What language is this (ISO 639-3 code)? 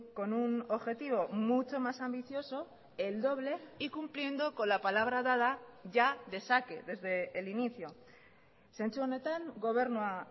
spa